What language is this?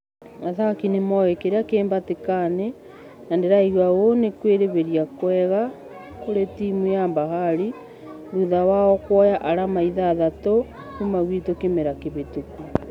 Kikuyu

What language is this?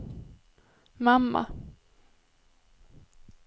Swedish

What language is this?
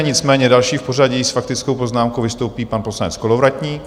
Czech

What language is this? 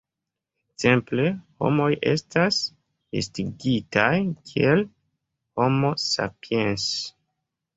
Esperanto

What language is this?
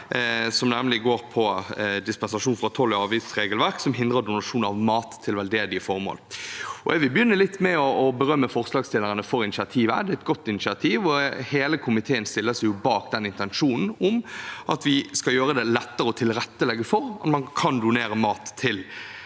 Norwegian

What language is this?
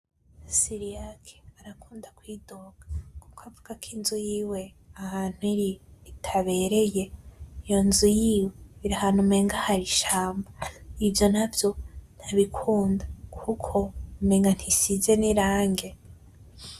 Rundi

